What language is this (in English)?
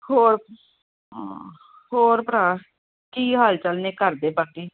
Punjabi